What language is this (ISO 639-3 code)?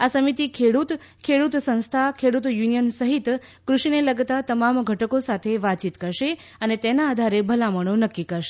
guj